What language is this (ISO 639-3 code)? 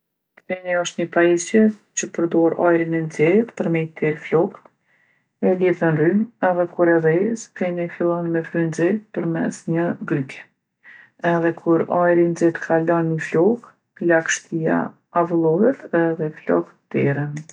aln